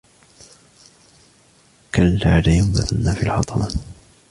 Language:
Arabic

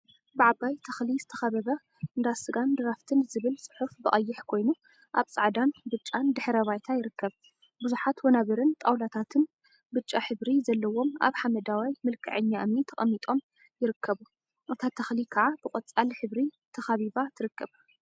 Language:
Tigrinya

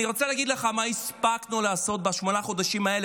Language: Hebrew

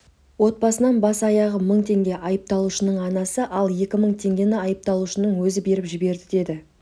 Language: Kazakh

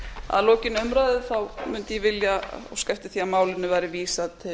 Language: Icelandic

